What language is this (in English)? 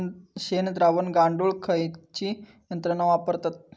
Marathi